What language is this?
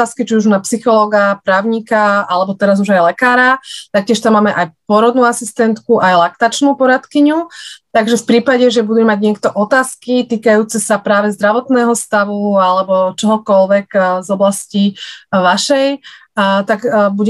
Slovak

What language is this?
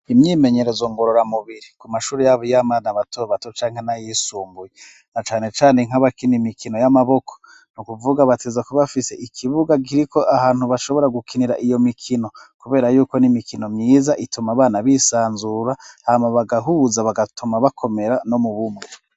Rundi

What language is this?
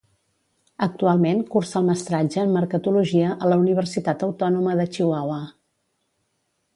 Catalan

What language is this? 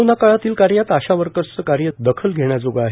Marathi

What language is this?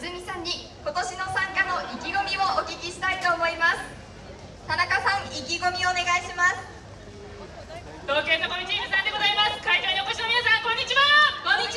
Japanese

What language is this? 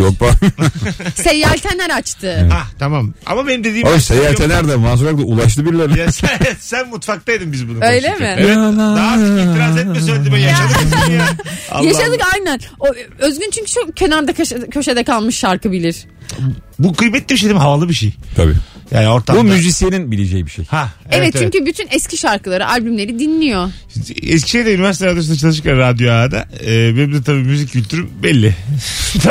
Turkish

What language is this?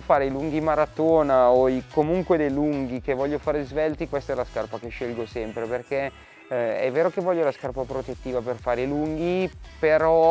Italian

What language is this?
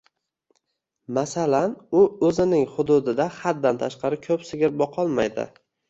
Uzbek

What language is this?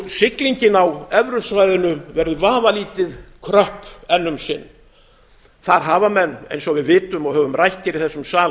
Icelandic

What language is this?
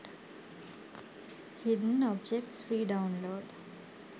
Sinhala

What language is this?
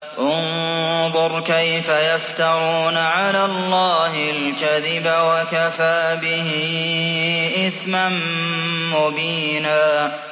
Arabic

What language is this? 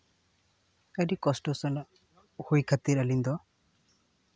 Santali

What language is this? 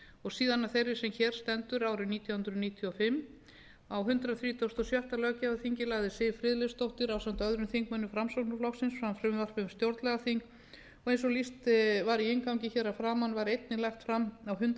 Icelandic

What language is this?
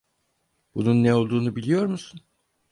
Turkish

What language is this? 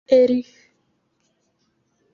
Igbo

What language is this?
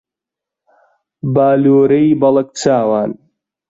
Central Kurdish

